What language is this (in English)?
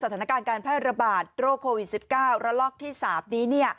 Thai